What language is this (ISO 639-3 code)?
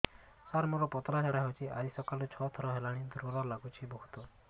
ori